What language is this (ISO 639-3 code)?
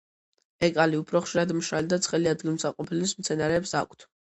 kat